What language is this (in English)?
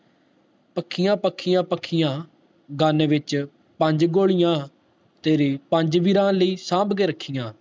Punjabi